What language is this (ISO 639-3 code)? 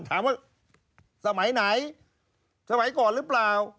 tha